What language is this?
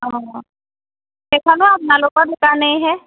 Assamese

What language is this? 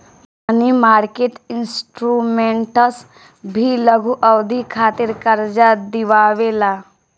Bhojpuri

